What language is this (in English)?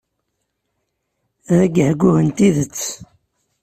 Kabyle